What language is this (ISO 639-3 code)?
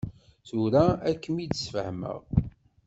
kab